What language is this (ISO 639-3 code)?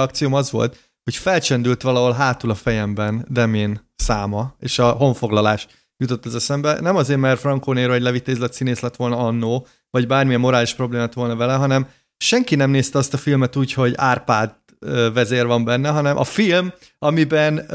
hun